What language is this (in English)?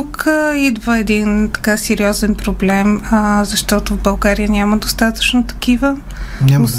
Bulgarian